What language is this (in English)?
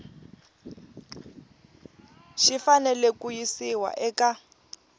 Tsonga